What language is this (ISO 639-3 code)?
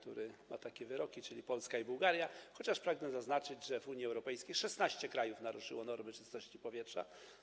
pol